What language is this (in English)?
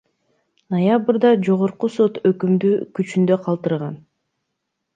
Kyrgyz